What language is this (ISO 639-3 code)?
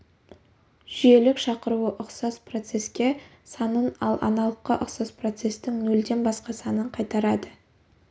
kaz